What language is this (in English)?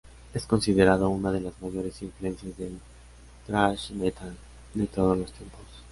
Spanish